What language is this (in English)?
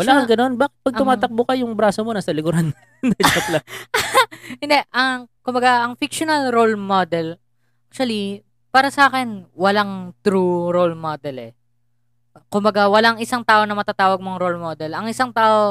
Filipino